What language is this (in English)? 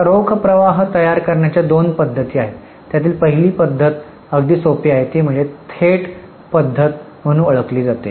Marathi